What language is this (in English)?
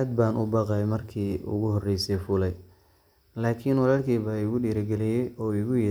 Somali